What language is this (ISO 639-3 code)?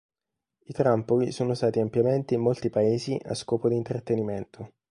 ita